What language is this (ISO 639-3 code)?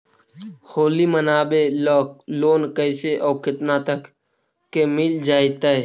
mag